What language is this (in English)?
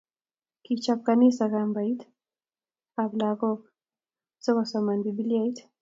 Kalenjin